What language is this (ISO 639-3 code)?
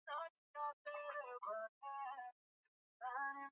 swa